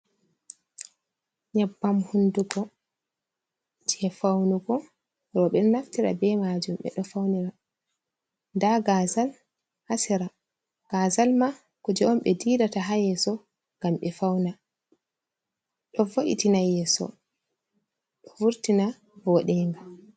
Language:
Fula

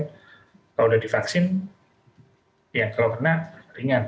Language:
Indonesian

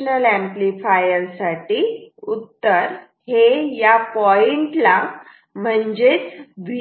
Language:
Marathi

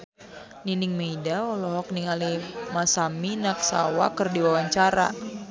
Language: Sundanese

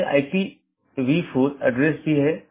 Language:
Hindi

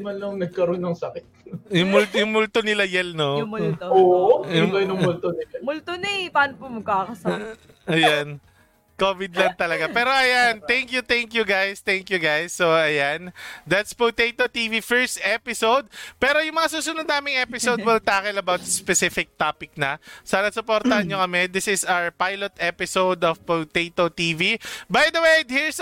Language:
Filipino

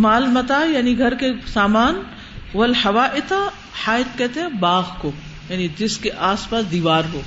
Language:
Urdu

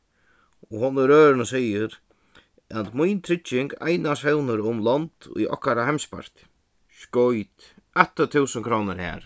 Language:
Faroese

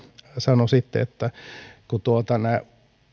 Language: Finnish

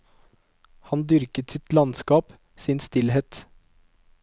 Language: Norwegian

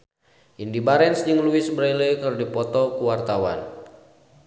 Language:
Sundanese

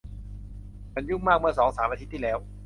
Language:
Thai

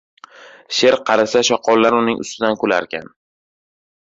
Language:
Uzbek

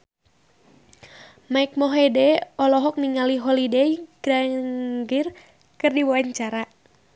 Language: Sundanese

